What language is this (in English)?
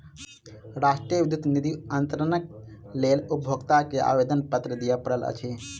Maithili